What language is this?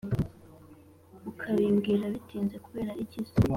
Kinyarwanda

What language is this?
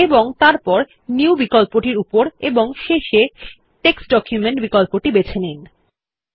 Bangla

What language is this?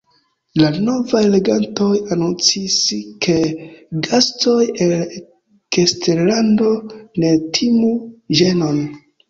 Esperanto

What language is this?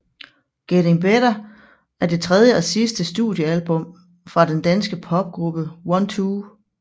Danish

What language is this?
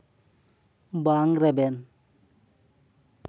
Santali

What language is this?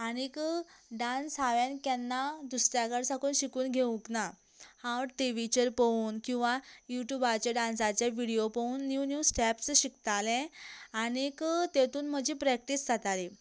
Konkani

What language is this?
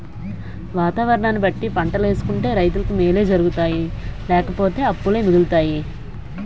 Telugu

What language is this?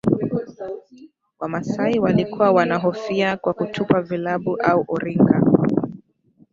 Swahili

